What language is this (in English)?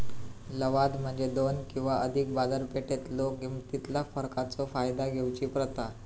Marathi